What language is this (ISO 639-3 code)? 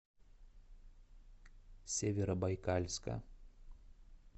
rus